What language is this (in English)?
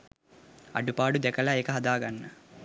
Sinhala